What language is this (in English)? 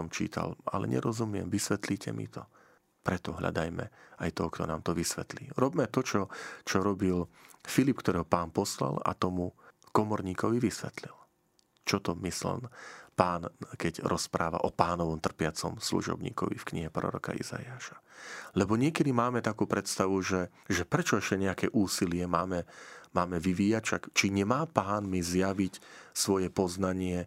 Slovak